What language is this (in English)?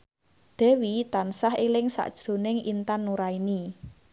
Javanese